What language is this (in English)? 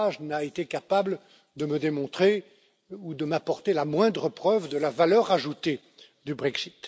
French